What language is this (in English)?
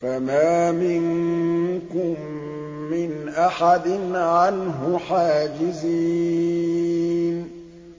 Arabic